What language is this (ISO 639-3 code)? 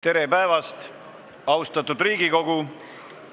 est